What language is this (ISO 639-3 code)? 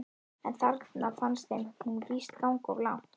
isl